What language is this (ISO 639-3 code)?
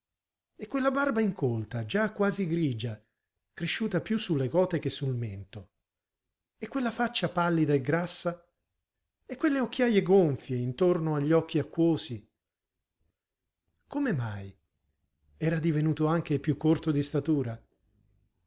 ita